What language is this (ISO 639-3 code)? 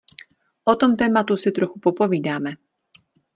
ces